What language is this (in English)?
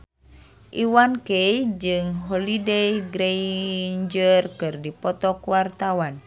Sundanese